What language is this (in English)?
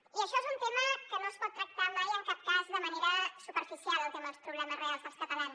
Catalan